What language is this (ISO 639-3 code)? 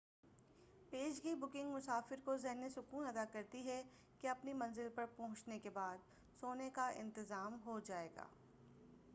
urd